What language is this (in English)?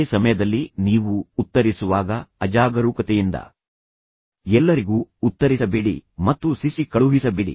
Kannada